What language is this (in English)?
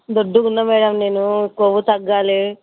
Telugu